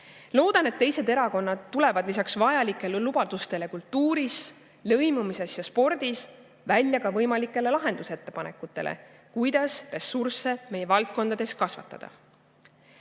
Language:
Estonian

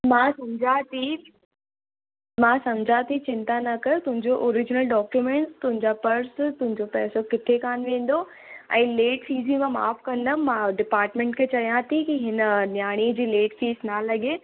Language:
Sindhi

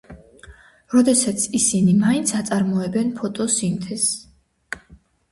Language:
Georgian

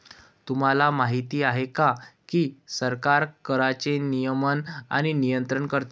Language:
Marathi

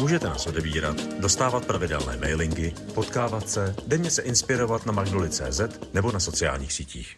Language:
Czech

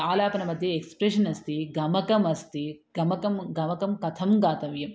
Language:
Sanskrit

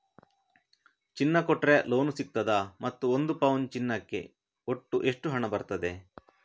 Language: Kannada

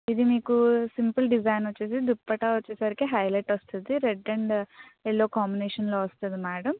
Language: Telugu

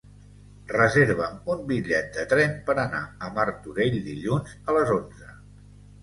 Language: Catalan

